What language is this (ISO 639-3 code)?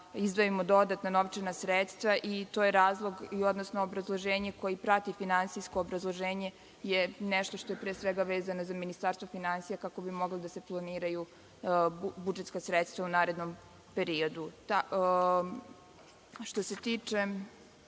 srp